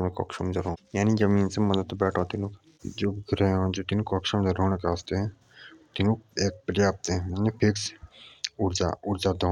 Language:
Jaunsari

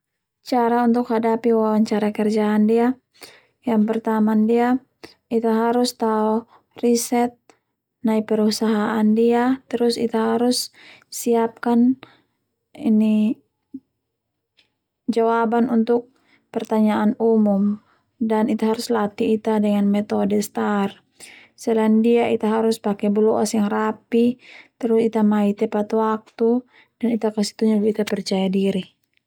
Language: Termanu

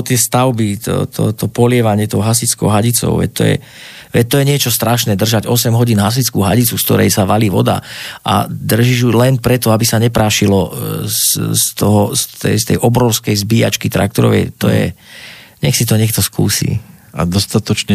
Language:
Slovak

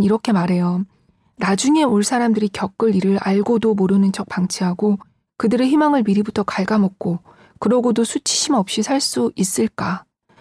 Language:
Korean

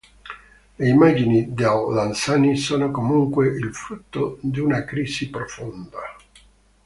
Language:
Italian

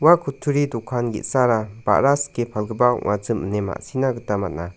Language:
Garo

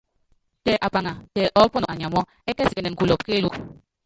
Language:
Yangben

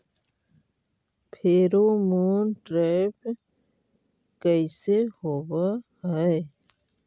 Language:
Magahi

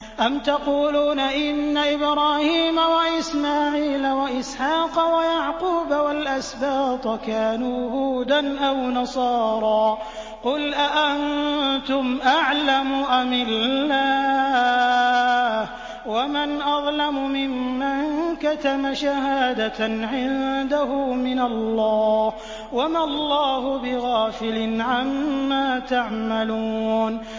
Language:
Arabic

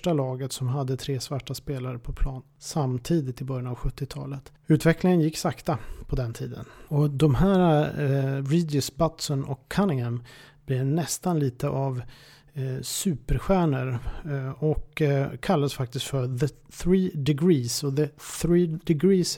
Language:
Swedish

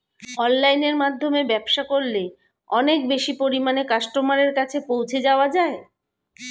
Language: Bangla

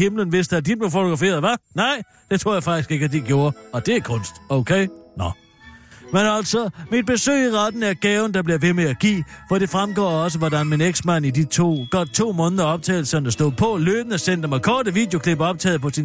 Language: Danish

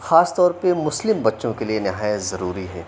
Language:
Urdu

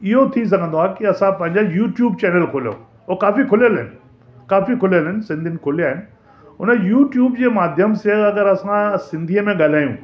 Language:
Sindhi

